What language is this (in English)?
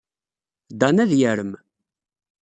Kabyle